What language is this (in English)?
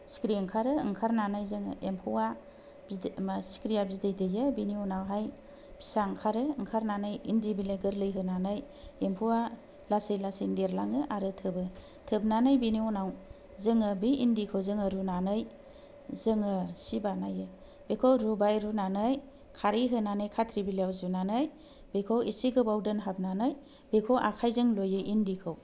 Bodo